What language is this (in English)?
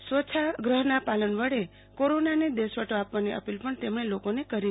Gujarati